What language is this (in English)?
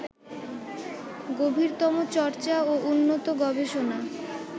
Bangla